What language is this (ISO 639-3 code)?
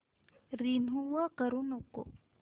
mar